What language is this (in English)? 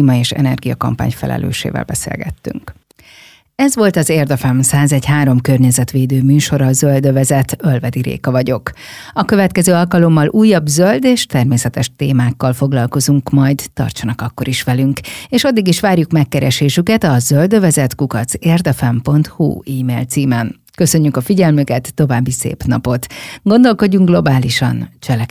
Hungarian